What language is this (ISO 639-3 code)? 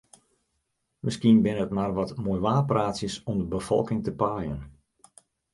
fry